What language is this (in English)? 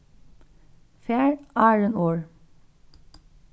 Faroese